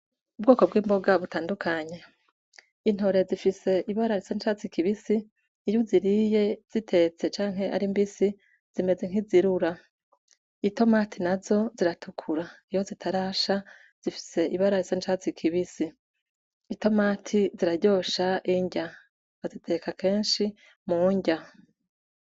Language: Rundi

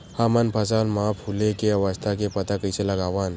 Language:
Chhattisgarhi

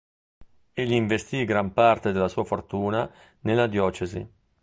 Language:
Italian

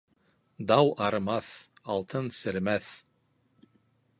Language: Bashkir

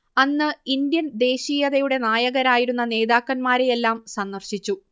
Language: Malayalam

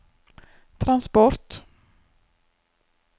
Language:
Norwegian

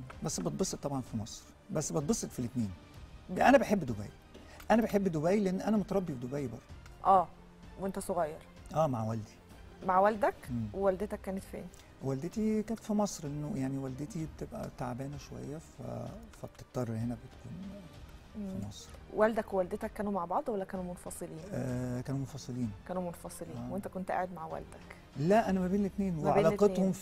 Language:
Arabic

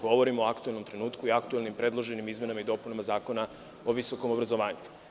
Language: Serbian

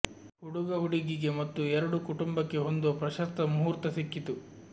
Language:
Kannada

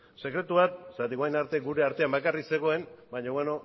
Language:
Basque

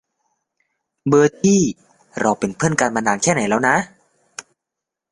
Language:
Thai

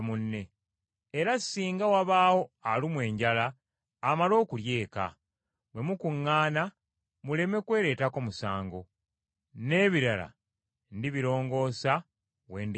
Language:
Ganda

